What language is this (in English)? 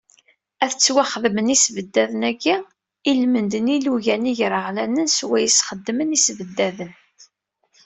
Kabyle